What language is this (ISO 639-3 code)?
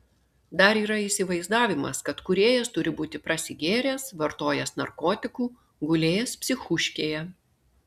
lit